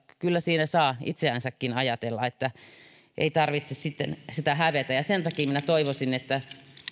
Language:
Finnish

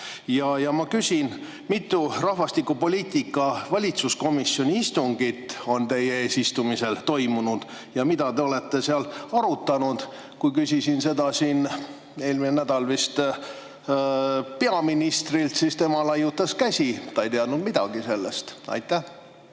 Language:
Estonian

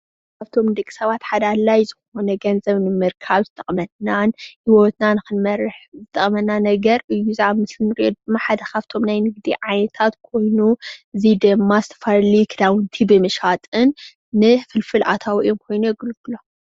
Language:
Tigrinya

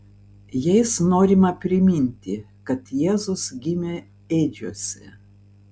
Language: Lithuanian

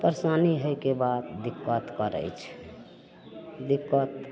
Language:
Maithili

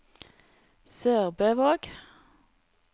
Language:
Norwegian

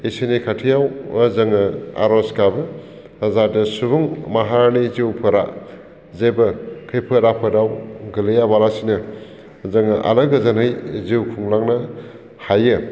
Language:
Bodo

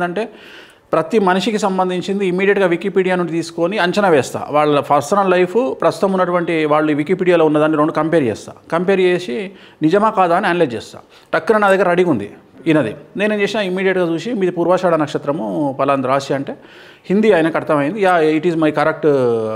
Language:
Hindi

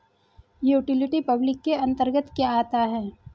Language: Hindi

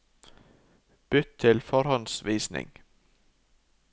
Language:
Norwegian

